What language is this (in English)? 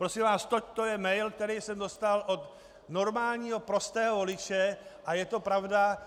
Czech